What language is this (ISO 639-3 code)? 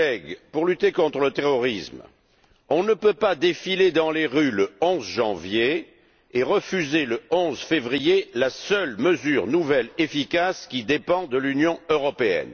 fra